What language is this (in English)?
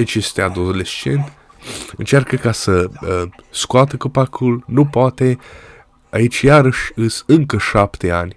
Romanian